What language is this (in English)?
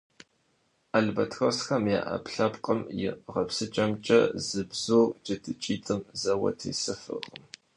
Kabardian